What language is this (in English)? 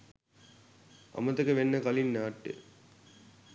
Sinhala